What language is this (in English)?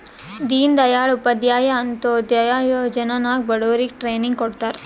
Kannada